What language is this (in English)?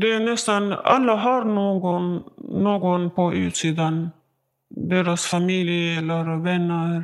Swedish